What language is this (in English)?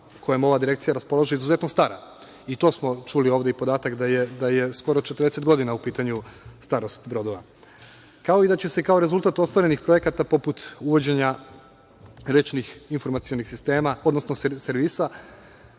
Serbian